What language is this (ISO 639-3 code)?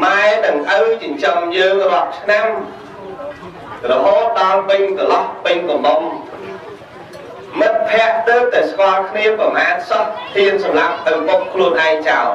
vie